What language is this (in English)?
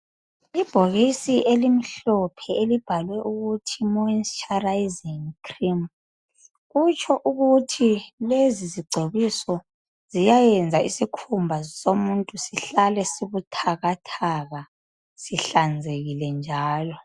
North Ndebele